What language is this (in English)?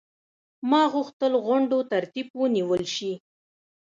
Pashto